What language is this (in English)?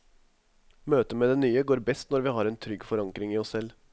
Norwegian